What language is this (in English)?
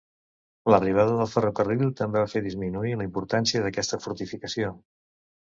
Catalan